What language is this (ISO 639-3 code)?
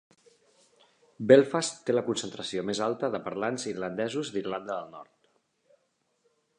cat